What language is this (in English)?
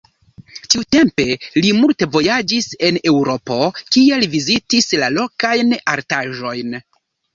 Esperanto